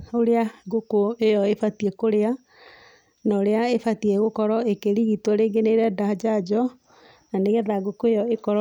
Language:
Kikuyu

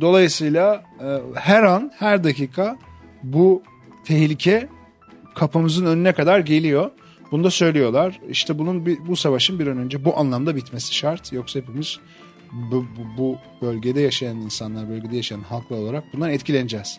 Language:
Turkish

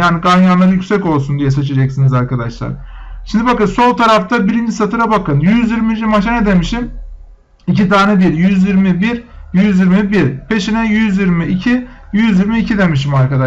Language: Turkish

